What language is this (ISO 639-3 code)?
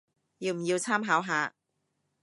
yue